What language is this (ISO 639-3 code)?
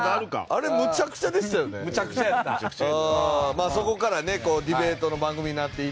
jpn